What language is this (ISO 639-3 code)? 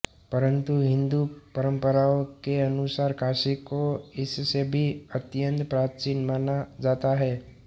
hin